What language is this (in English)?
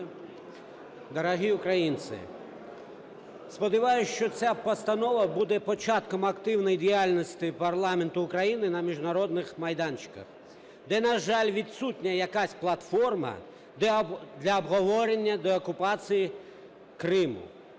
Ukrainian